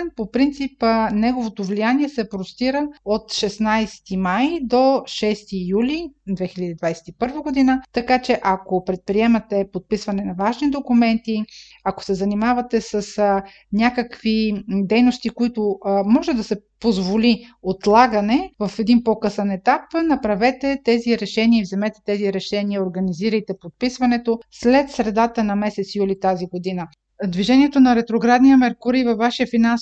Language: Bulgarian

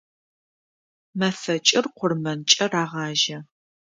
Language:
Adyghe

